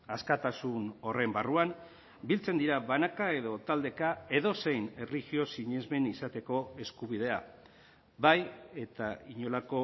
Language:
Basque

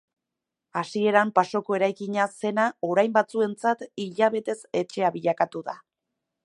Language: Basque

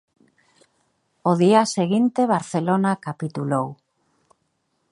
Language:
Galician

